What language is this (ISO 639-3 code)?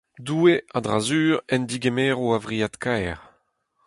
bre